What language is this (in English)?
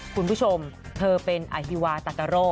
Thai